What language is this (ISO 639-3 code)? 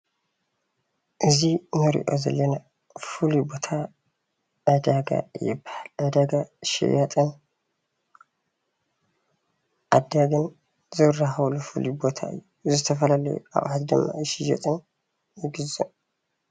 tir